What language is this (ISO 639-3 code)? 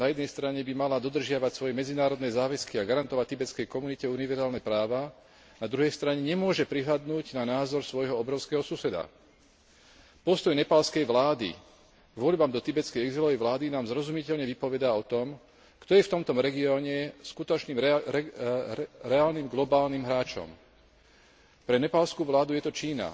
slk